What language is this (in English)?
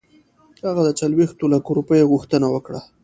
Pashto